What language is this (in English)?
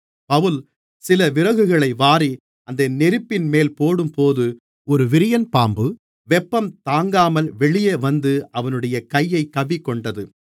Tamil